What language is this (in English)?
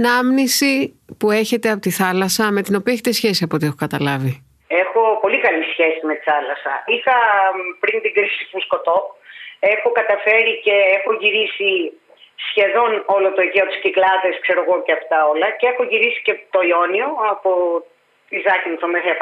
Greek